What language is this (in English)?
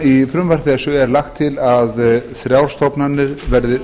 Icelandic